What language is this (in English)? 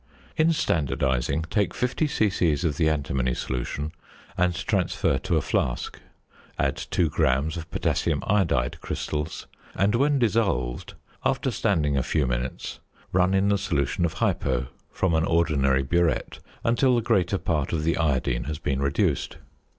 English